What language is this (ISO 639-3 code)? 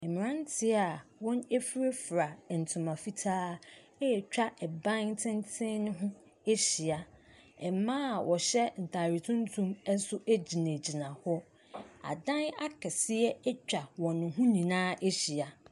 aka